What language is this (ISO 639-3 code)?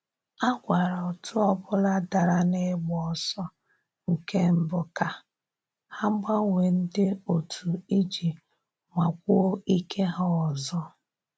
ibo